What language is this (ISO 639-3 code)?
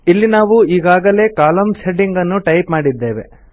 kan